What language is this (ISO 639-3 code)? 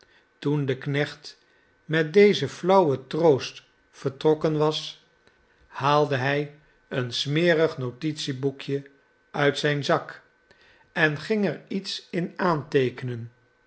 nld